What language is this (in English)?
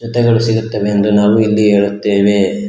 Kannada